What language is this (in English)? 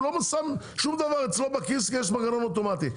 Hebrew